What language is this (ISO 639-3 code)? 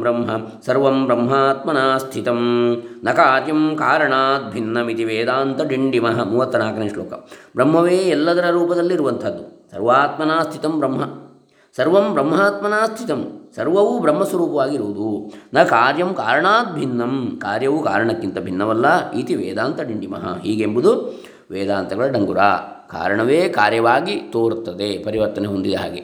kan